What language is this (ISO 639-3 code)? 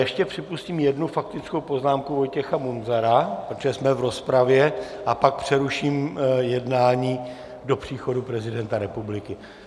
ces